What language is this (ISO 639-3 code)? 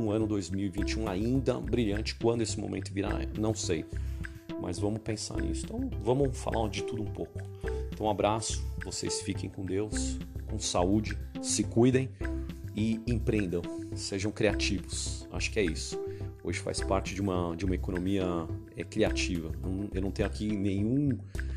por